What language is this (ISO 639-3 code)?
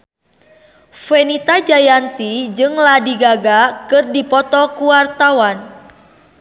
sun